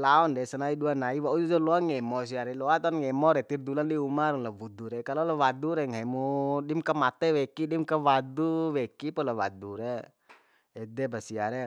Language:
Bima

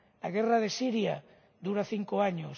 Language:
Spanish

